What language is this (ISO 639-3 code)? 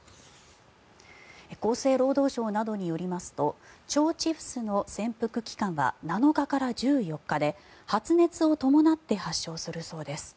jpn